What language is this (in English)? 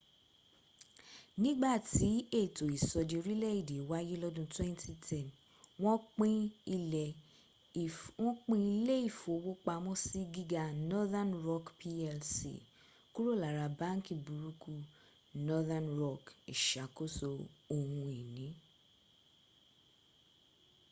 Yoruba